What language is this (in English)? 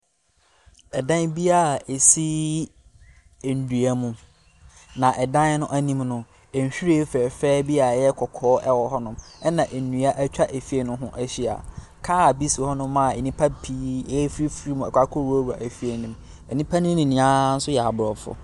Akan